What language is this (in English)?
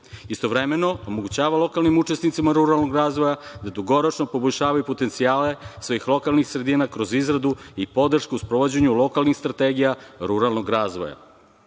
Serbian